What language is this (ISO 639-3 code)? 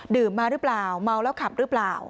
tha